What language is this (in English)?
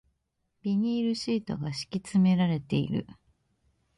Japanese